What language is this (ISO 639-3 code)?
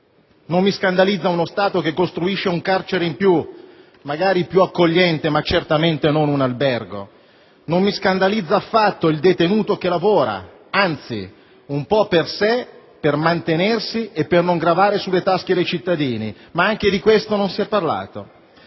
ita